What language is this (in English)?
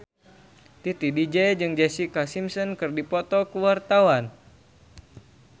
Sundanese